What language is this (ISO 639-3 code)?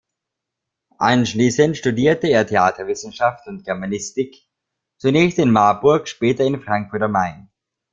deu